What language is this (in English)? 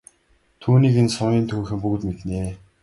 Mongolian